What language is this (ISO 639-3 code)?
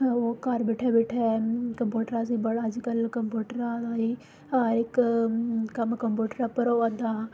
doi